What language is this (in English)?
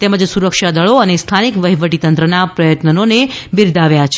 Gujarati